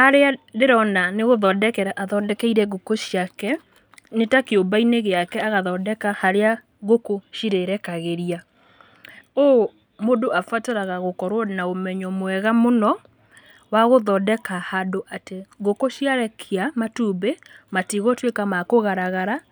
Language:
Kikuyu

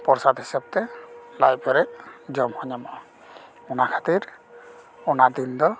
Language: Santali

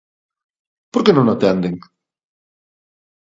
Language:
Galician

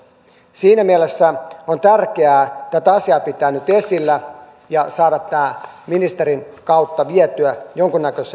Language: Finnish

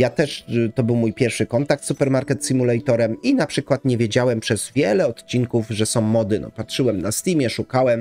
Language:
Polish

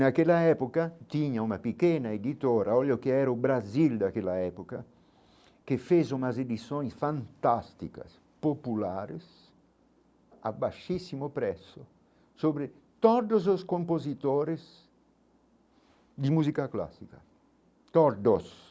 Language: Portuguese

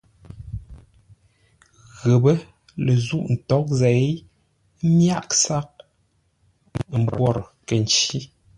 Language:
Ngombale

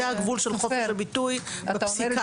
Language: Hebrew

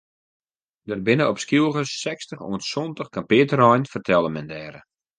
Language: Western Frisian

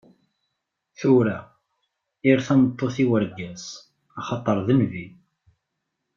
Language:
Kabyle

